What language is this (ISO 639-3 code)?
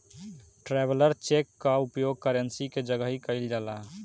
bho